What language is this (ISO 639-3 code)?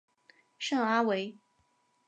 zho